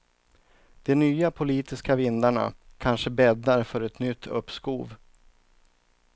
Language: Swedish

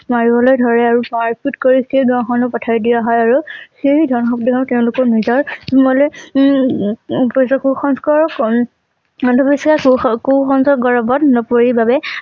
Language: Assamese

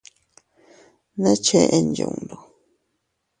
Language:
Teutila Cuicatec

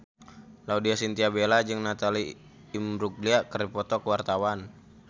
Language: Sundanese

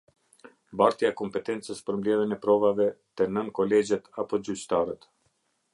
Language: Albanian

